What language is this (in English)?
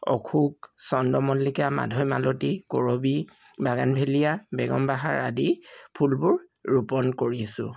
Assamese